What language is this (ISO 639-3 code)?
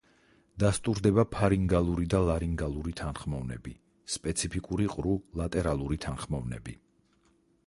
kat